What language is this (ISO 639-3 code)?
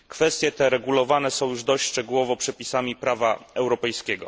pol